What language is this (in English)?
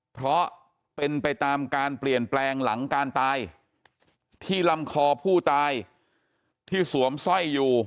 Thai